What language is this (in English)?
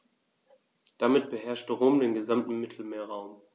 German